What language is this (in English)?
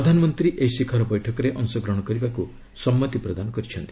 Odia